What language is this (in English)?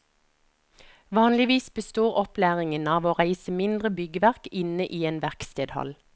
Norwegian